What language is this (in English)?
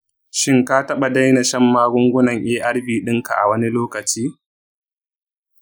Hausa